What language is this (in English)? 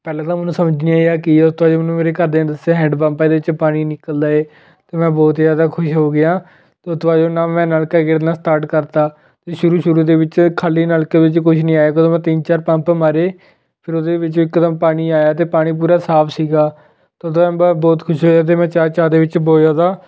Punjabi